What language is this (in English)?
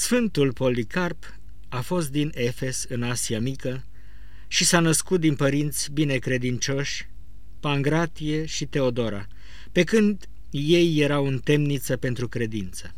Romanian